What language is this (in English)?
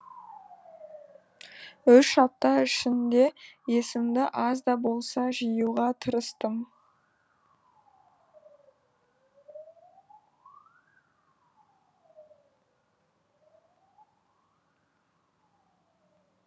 Kazakh